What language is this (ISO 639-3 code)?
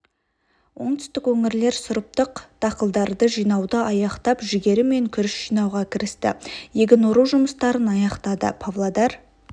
kaz